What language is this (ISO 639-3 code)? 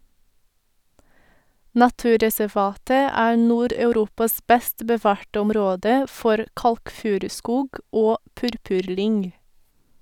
nor